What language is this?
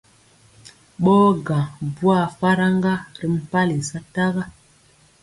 Mpiemo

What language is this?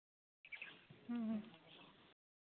Santali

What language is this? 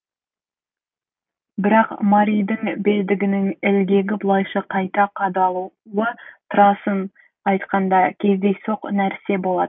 Kazakh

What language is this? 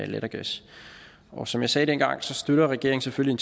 Danish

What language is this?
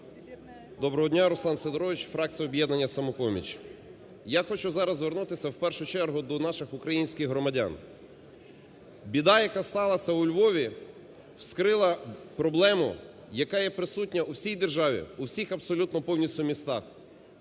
Ukrainian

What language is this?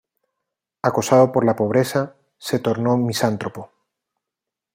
Spanish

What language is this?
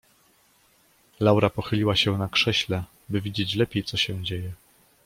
Polish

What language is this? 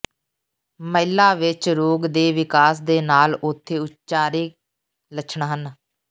Punjabi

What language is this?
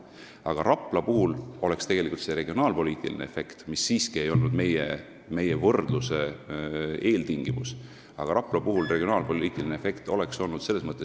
Estonian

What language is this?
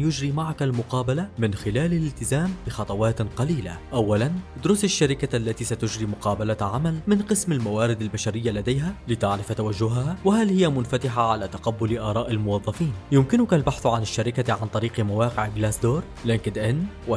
Arabic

